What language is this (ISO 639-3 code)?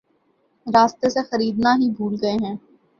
urd